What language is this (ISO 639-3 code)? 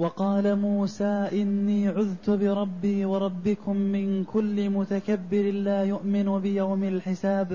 ara